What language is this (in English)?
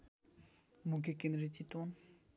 Nepali